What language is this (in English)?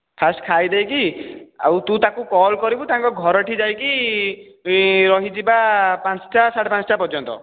Odia